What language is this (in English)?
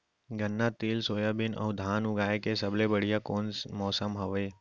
Chhattisgarhi